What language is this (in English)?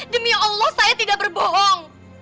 Indonesian